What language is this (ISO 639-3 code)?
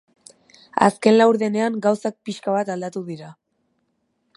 eus